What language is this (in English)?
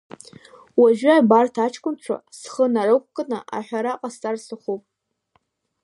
Abkhazian